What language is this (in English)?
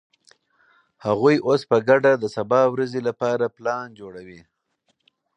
Pashto